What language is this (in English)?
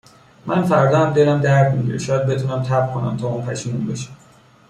Persian